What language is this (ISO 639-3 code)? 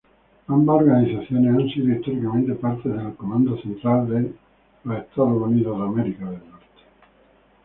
spa